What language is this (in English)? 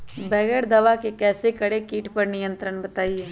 Magahi